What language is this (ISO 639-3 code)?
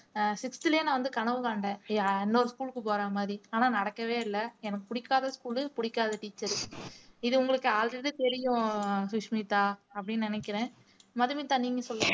tam